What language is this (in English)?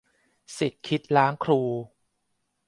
Thai